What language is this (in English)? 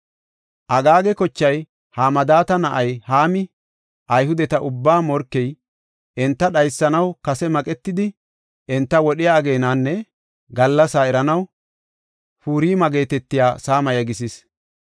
Gofa